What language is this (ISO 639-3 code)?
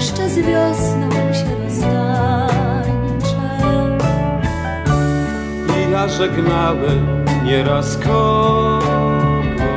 pol